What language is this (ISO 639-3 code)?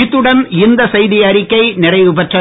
tam